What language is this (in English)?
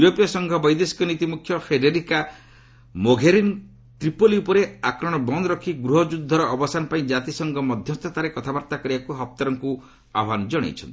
Odia